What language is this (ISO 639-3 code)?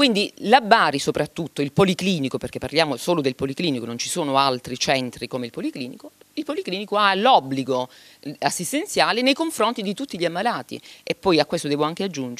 ita